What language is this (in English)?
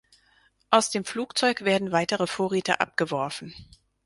German